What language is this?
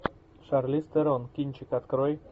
Russian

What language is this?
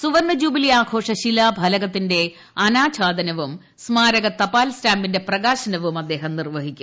Malayalam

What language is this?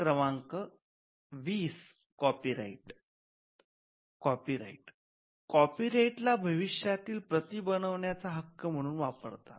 Marathi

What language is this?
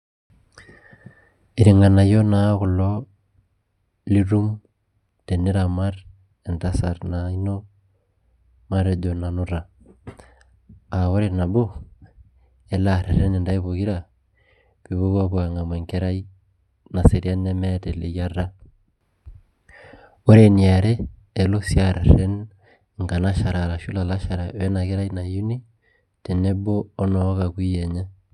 Masai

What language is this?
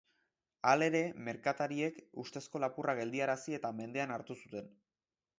Basque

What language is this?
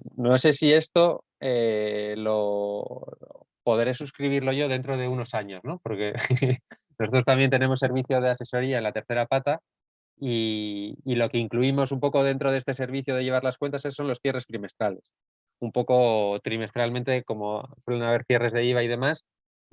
Spanish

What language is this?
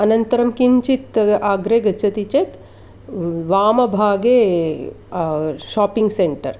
Sanskrit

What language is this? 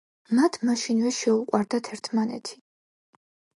Georgian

